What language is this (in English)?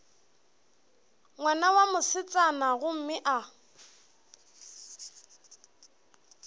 Northern Sotho